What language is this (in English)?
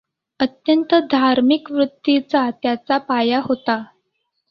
Marathi